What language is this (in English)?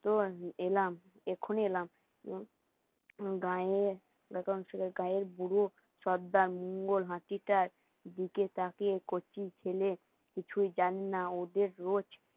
Bangla